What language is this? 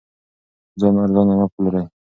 Pashto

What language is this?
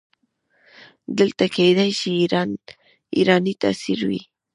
Pashto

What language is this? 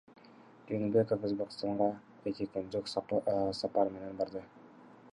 Kyrgyz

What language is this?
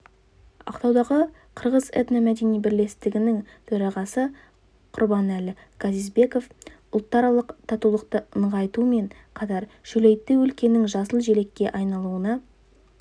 Kazakh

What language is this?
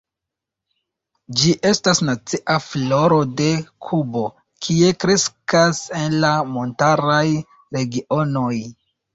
Esperanto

